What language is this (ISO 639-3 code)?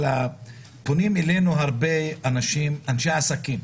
heb